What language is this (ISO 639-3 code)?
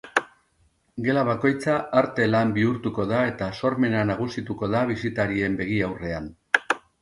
eus